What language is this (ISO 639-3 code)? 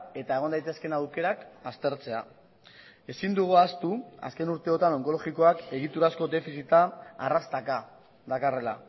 eus